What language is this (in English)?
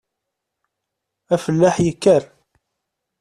Kabyle